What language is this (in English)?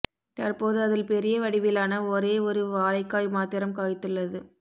Tamil